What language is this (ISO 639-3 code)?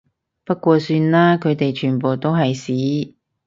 yue